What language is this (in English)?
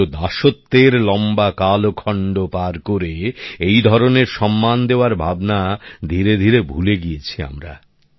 Bangla